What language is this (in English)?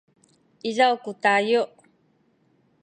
Sakizaya